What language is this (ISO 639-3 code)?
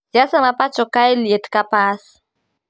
luo